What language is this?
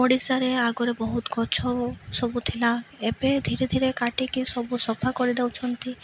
Odia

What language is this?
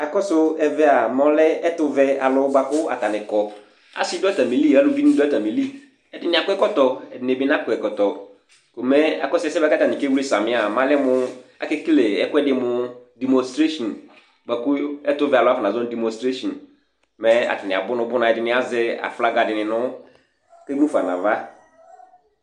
Ikposo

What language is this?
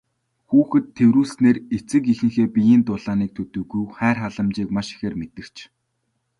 Mongolian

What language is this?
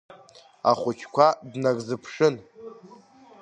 Abkhazian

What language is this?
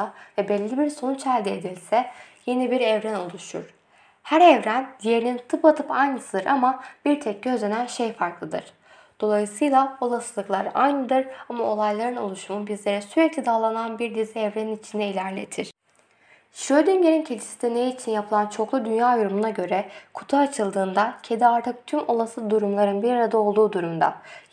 Turkish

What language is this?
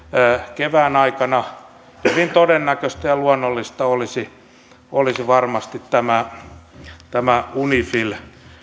Finnish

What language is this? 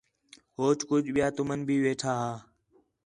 Khetrani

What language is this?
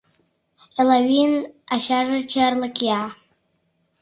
Mari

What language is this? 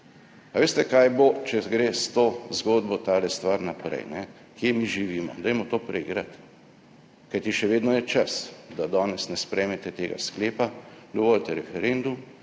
Slovenian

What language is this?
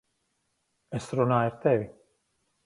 Latvian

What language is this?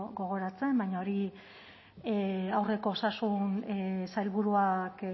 Basque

